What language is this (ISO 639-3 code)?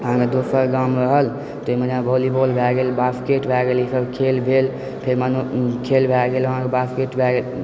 mai